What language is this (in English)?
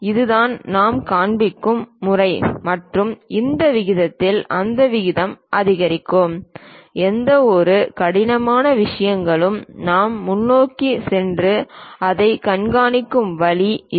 Tamil